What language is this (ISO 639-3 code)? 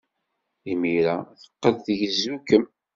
kab